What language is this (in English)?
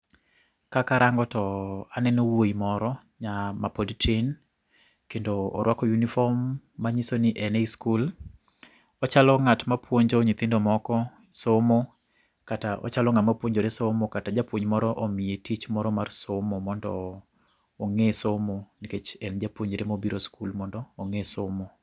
Luo (Kenya and Tanzania)